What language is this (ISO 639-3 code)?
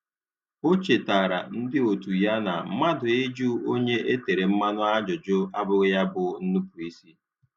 ibo